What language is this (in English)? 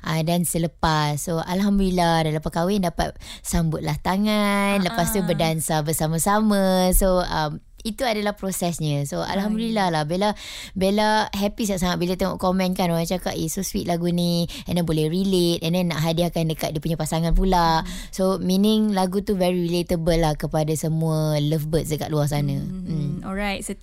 Malay